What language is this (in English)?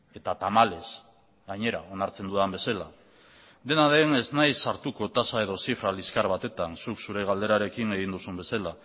Basque